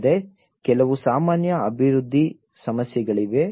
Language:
Kannada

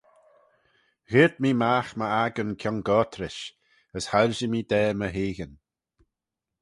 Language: Manx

